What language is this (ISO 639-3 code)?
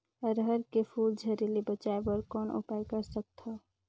hne